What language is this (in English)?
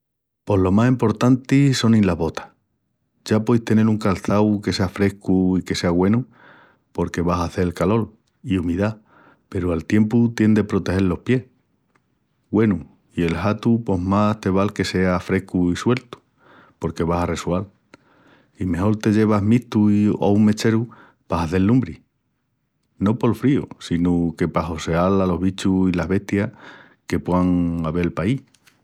Extremaduran